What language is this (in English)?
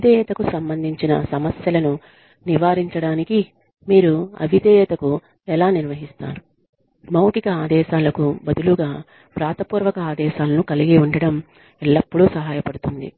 Telugu